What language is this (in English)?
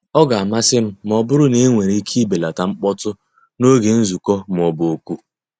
Igbo